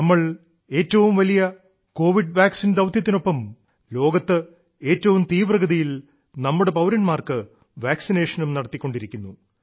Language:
Malayalam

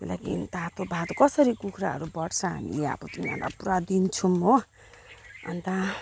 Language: Nepali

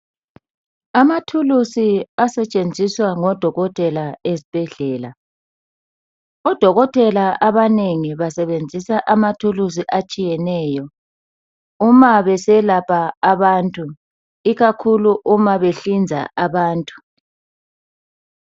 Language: North Ndebele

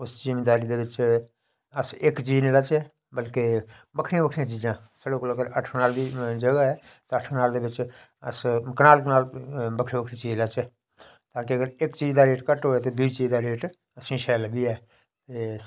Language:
Dogri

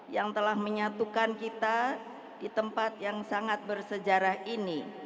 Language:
Indonesian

